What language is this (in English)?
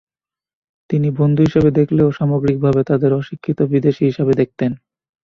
Bangla